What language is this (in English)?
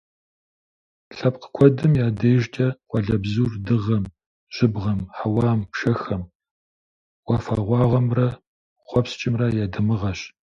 Kabardian